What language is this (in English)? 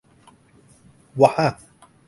Thai